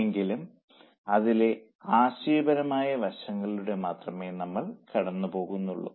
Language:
Malayalam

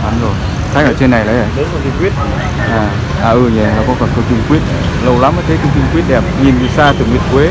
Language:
Vietnamese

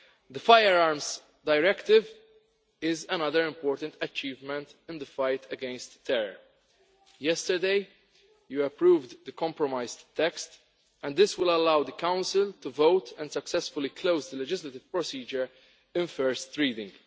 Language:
English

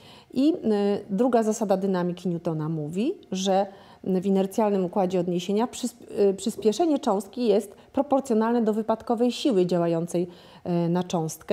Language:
Polish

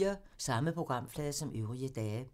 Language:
Danish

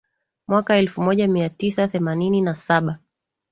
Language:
Swahili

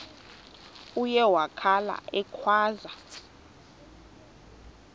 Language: Xhosa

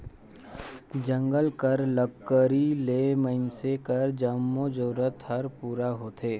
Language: Chhattisgarhi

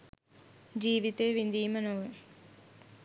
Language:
Sinhala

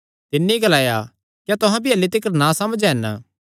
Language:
Kangri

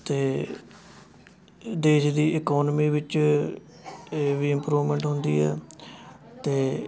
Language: Punjabi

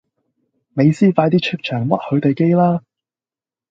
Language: Cantonese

